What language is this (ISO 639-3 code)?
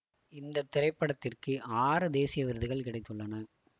tam